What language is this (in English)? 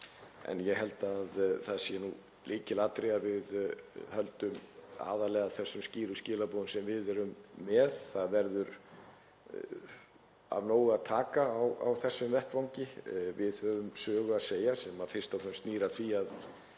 Icelandic